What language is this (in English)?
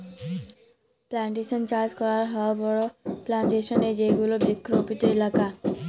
Bangla